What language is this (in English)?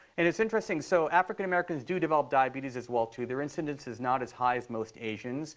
English